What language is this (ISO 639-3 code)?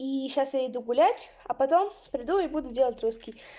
rus